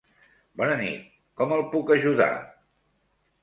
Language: Catalan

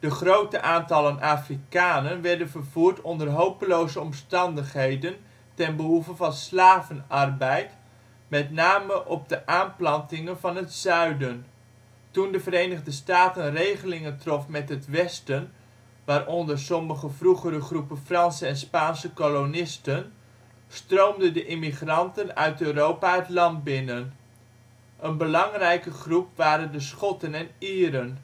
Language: Dutch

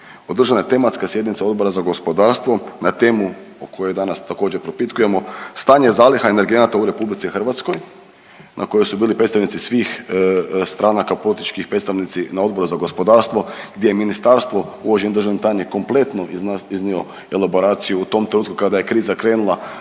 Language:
Croatian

